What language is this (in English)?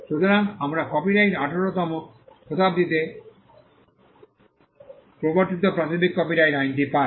Bangla